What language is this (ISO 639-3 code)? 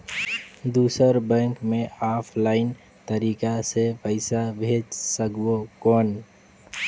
hne